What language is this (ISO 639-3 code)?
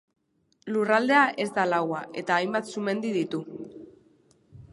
eus